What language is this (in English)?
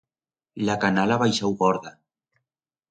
Aragonese